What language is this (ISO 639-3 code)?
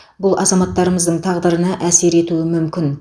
kaz